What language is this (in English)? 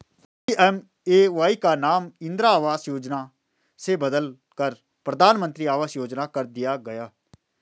Hindi